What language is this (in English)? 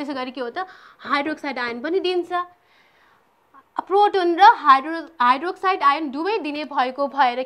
Hindi